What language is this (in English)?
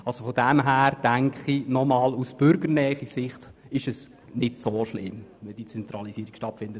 Swiss German